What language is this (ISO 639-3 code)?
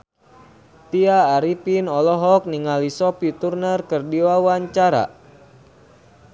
sun